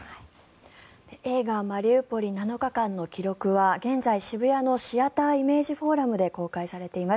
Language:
Japanese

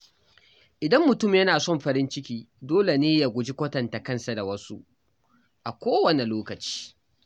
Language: Hausa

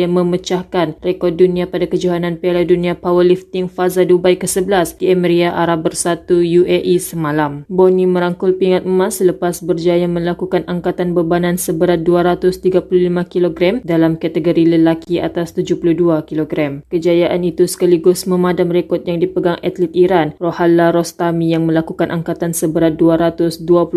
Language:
Malay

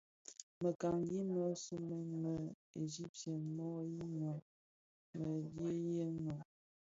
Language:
Bafia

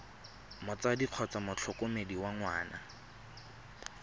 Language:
Tswana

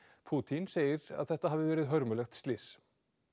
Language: Icelandic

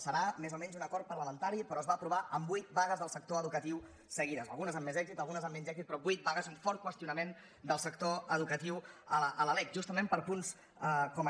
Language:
Catalan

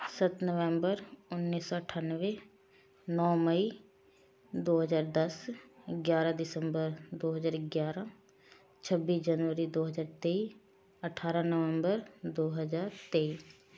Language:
Punjabi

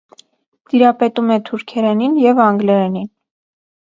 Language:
Armenian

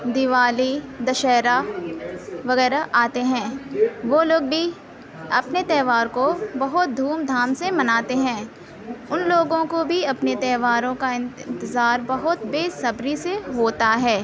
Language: Urdu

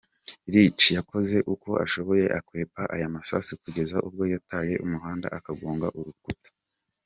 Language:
Kinyarwanda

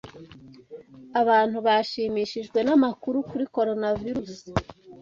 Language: Kinyarwanda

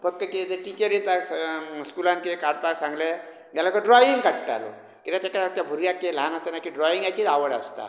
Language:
Konkani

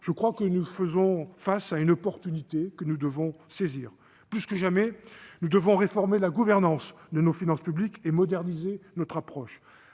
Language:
French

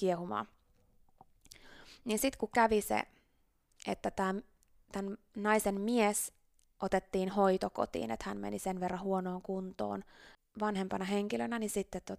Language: Finnish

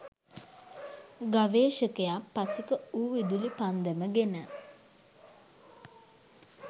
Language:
Sinhala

